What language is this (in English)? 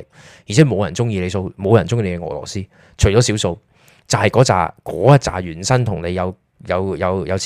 Chinese